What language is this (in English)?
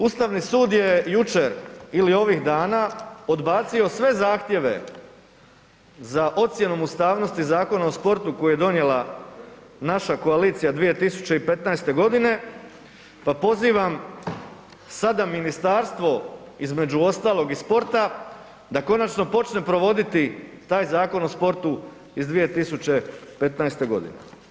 Croatian